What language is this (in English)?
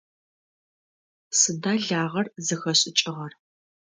Adyghe